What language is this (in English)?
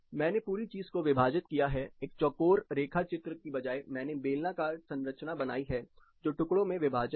Hindi